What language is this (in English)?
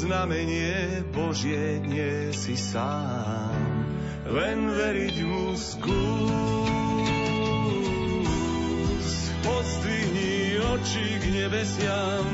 Slovak